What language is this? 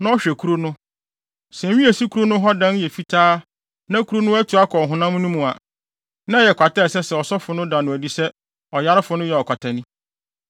Akan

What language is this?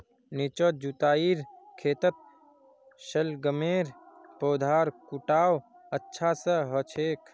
Magahi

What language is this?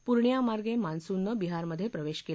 Marathi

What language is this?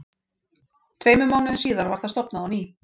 Icelandic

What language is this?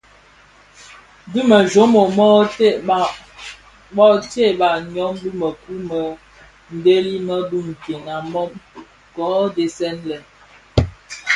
Bafia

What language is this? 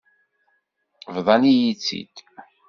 Kabyle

